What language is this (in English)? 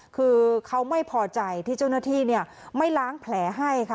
Thai